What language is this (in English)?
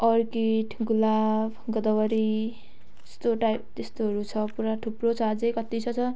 Nepali